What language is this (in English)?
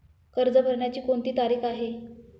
Marathi